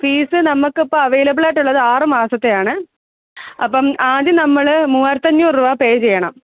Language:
Malayalam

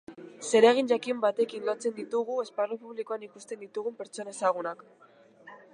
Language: Basque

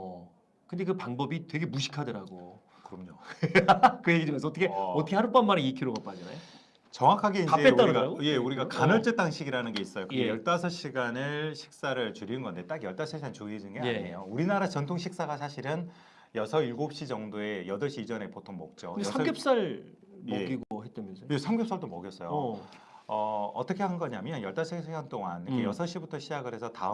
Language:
Korean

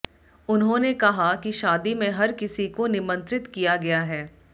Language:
Hindi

